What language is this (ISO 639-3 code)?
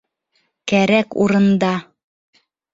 bak